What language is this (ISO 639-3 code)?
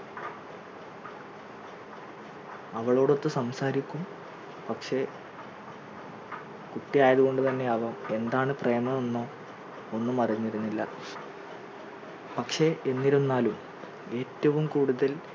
mal